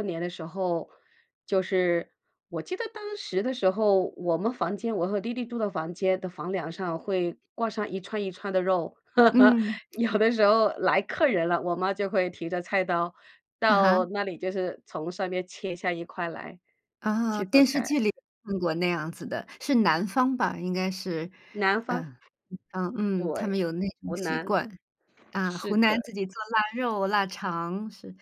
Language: Chinese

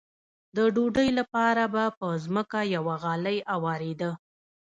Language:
Pashto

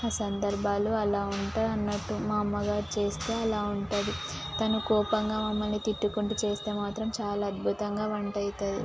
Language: Telugu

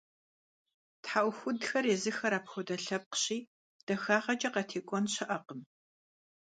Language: Kabardian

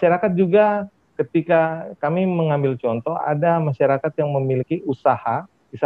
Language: Indonesian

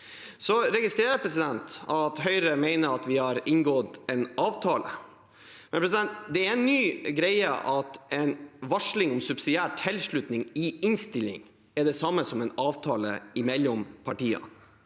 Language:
Norwegian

